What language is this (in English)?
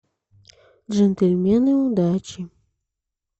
Russian